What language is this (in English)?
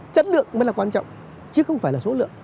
Vietnamese